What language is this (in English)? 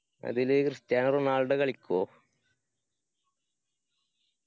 Malayalam